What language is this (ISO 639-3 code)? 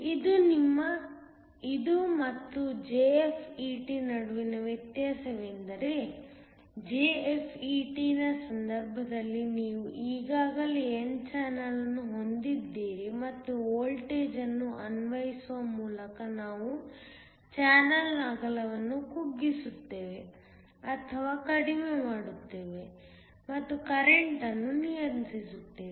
kan